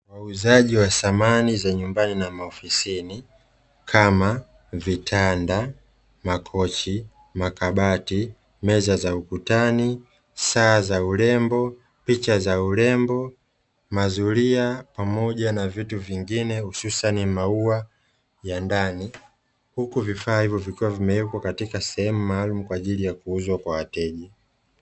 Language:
Swahili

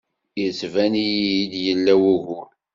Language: Kabyle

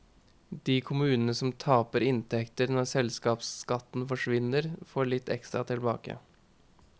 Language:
Norwegian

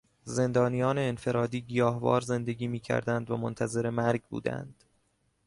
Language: Persian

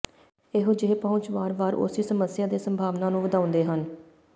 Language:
Punjabi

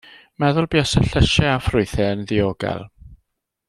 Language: Welsh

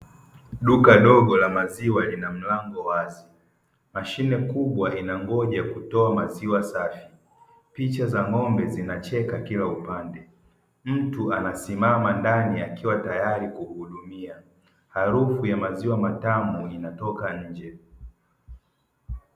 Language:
Swahili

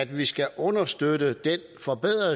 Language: Danish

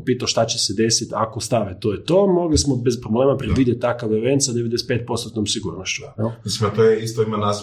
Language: Croatian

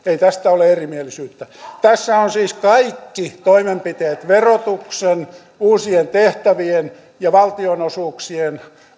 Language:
Finnish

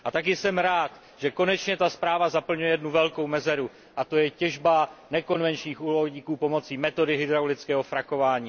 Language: Czech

